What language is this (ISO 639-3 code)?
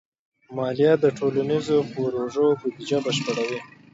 pus